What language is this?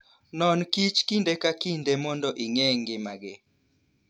Luo (Kenya and Tanzania)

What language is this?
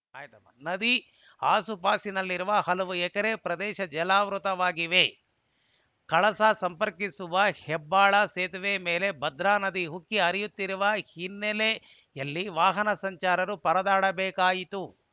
Kannada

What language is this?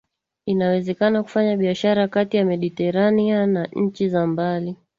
Swahili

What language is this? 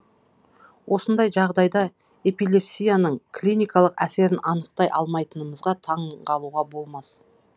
Kazakh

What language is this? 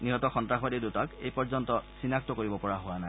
Assamese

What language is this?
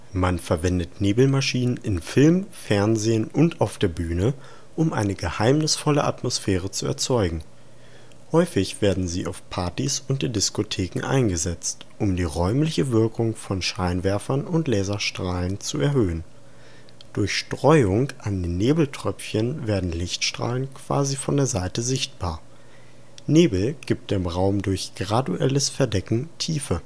German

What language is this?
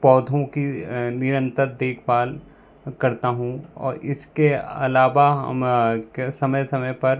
Hindi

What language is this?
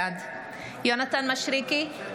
Hebrew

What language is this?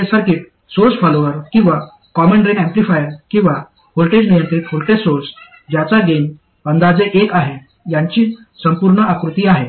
Marathi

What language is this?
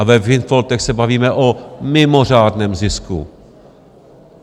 Czech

